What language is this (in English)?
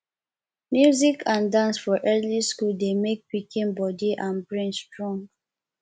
Nigerian Pidgin